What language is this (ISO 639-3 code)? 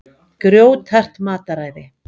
isl